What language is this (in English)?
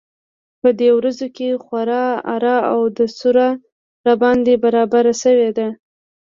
Pashto